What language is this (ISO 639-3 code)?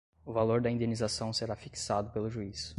por